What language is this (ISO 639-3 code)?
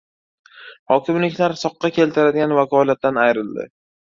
uzb